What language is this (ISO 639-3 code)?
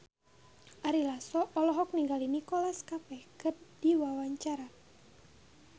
sun